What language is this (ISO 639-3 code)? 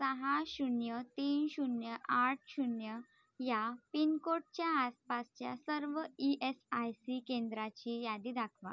mar